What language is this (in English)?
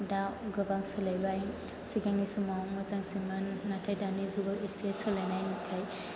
Bodo